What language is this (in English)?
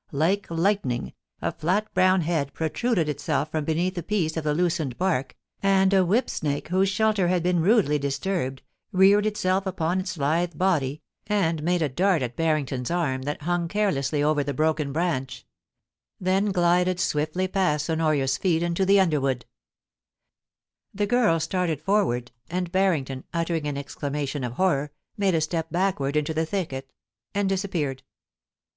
English